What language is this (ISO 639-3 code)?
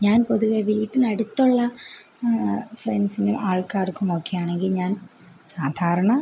mal